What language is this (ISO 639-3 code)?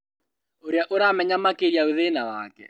kik